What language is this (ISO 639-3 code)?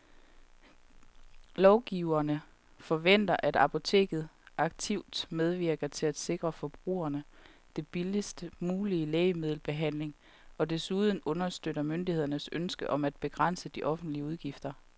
dan